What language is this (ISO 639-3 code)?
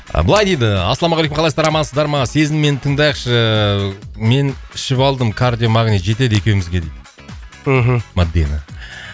kaz